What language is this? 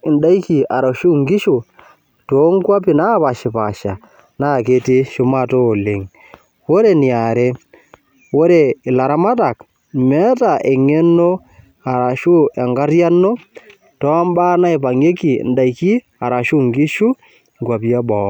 Masai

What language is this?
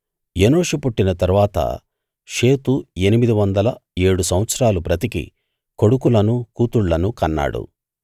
Telugu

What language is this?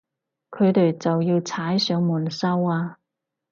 Cantonese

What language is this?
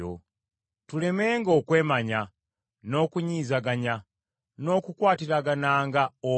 Ganda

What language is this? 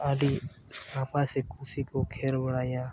Santali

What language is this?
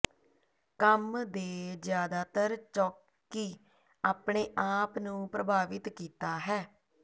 Punjabi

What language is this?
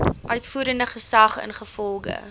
Afrikaans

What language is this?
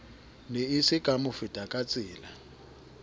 Southern Sotho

